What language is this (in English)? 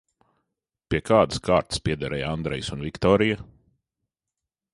Latvian